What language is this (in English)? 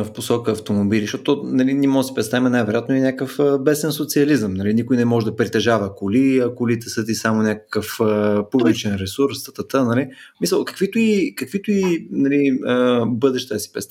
Bulgarian